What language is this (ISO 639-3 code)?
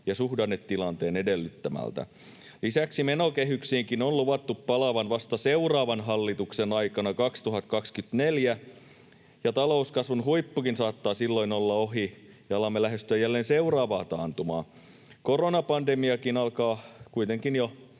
fin